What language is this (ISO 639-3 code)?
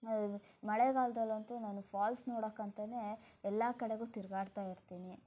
kan